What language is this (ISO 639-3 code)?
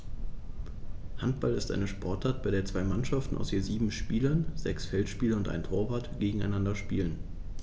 deu